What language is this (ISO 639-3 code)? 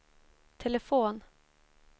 swe